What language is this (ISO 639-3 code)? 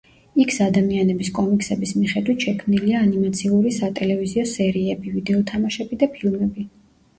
kat